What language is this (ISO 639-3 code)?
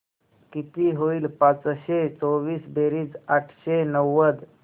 mar